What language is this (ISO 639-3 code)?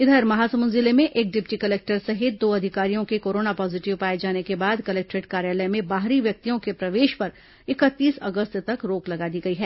hin